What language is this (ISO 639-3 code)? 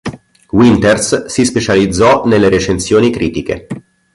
ita